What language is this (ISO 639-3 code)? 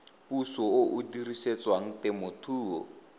tsn